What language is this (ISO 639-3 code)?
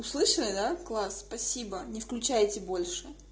rus